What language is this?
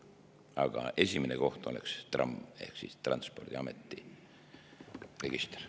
Estonian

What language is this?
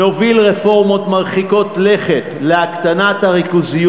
Hebrew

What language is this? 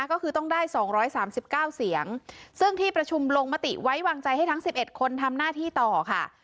Thai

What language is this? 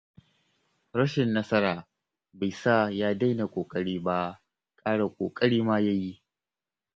Hausa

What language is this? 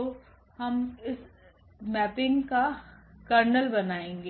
Hindi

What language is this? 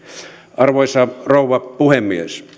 Finnish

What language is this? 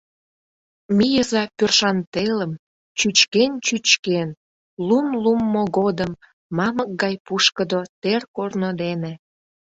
Mari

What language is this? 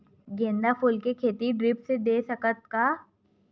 Chhattisgarhi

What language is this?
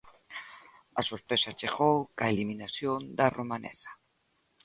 Galician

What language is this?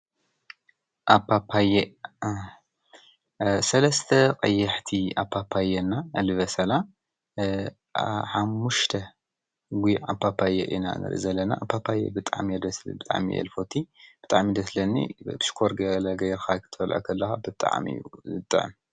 Tigrinya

